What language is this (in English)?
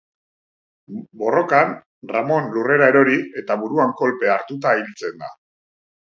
Basque